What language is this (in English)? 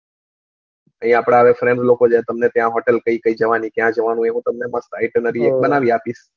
Gujarati